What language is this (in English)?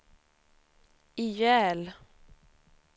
Swedish